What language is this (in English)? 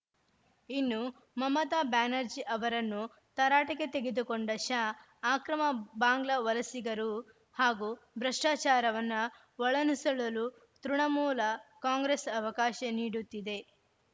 Kannada